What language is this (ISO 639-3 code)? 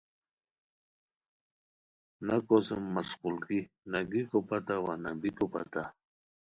khw